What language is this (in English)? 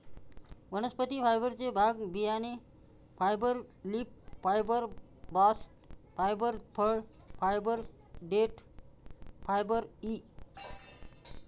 Marathi